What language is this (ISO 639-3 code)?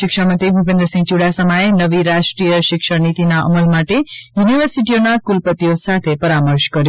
guj